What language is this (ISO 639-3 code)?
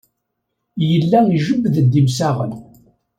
kab